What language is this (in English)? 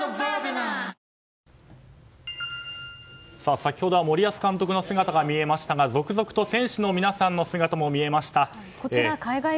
Japanese